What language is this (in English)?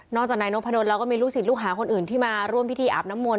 Thai